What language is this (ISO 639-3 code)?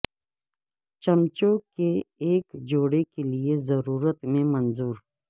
urd